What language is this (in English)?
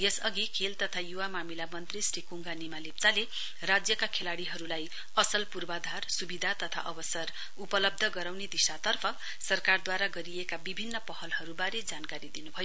Nepali